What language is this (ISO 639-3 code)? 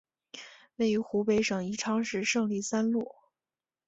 zho